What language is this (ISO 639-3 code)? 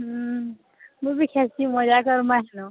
ori